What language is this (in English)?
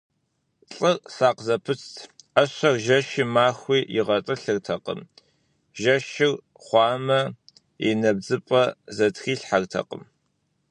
Kabardian